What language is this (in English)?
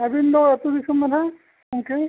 Santali